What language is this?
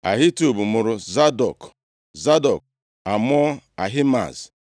Igbo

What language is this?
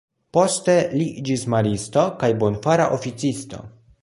Esperanto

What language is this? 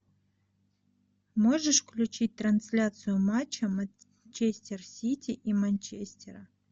Russian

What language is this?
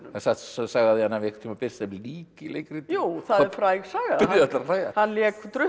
Icelandic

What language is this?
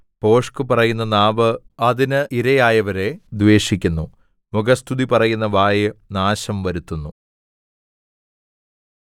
Malayalam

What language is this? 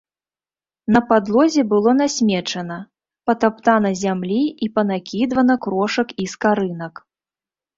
Belarusian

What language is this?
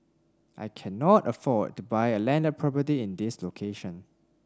English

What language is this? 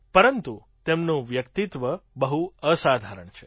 Gujarati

